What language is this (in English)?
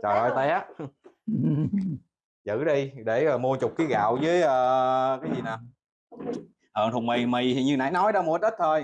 Vietnamese